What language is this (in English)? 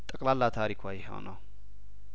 Amharic